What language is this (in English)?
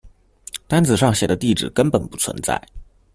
Chinese